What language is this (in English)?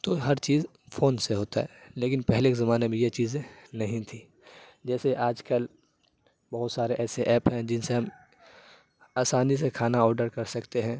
Urdu